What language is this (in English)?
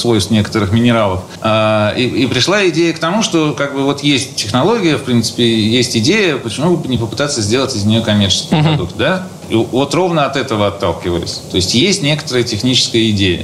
Russian